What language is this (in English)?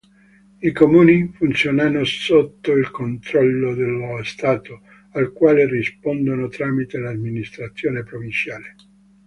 Italian